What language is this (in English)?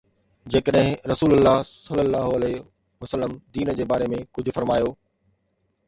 Sindhi